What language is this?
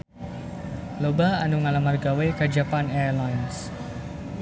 Sundanese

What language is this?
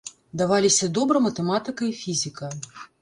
Belarusian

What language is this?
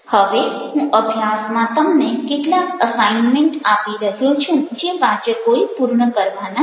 Gujarati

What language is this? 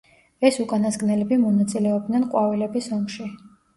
Georgian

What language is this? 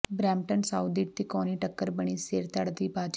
Punjabi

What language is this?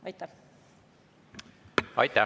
Estonian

